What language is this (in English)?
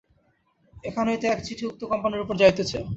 Bangla